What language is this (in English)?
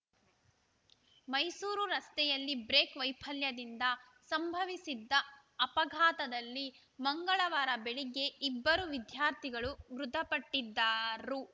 Kannada